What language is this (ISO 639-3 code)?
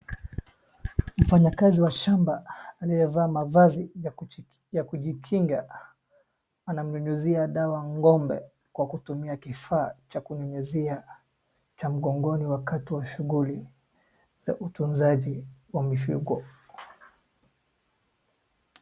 swa